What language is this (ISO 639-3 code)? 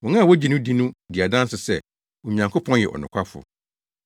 aka